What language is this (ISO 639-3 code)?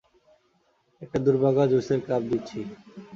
ben